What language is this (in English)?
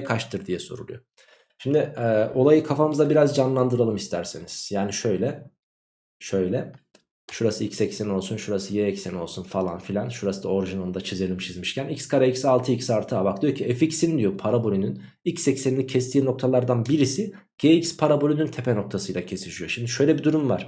Turkish